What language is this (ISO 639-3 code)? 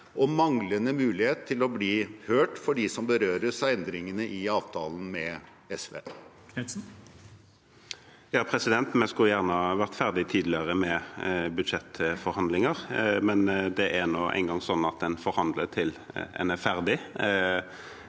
nor